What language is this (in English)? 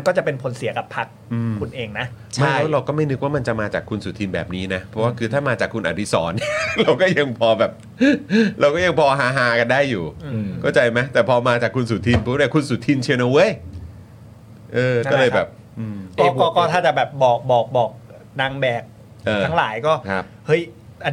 Thai